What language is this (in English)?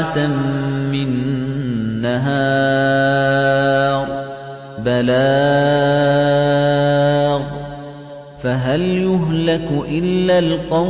Arabic